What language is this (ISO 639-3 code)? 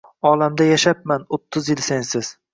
uzb